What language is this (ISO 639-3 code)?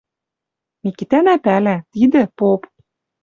mrj